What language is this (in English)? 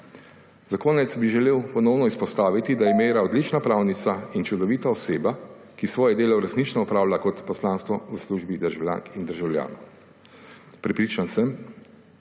Slovenian